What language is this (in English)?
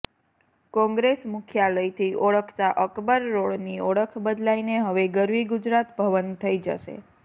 Gujarati